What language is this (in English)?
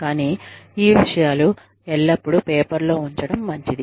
Telugu